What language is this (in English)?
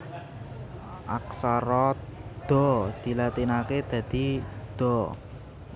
Javanese